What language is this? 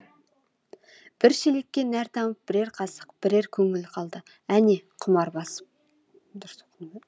Kazakh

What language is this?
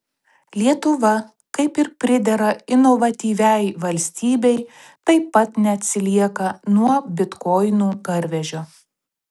Lithuanian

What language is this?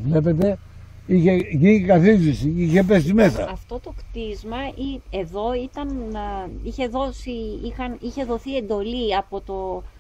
Greek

